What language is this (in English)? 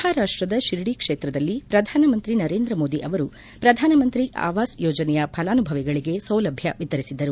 Kannada